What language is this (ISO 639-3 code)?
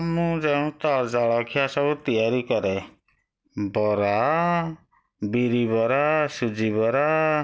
ori